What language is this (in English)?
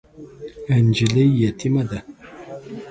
Pashto